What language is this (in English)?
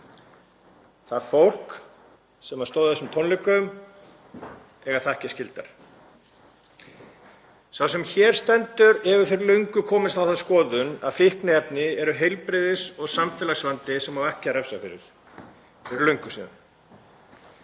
Icelandic